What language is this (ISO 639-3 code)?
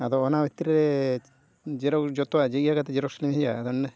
sat